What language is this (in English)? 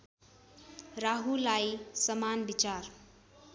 Nepali